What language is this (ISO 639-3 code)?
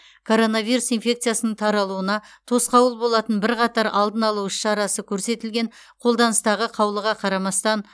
kaz